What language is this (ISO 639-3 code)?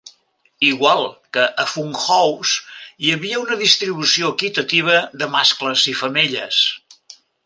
cat